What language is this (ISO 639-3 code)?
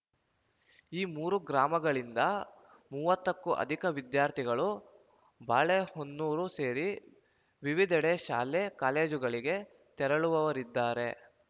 kan